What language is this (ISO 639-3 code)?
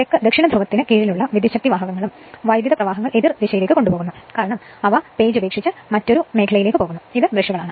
mal